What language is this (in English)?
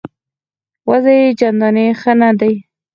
Pashto